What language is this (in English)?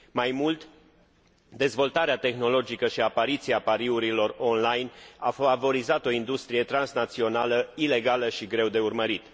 Romanian